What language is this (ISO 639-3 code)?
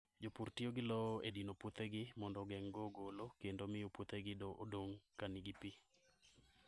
luo